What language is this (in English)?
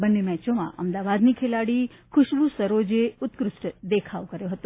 Gujarati